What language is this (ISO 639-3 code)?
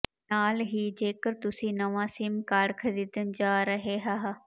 pan